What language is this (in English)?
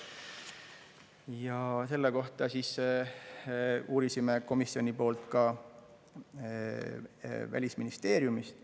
Estonian